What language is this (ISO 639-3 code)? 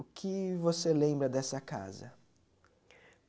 por